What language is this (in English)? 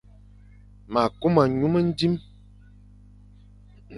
Fang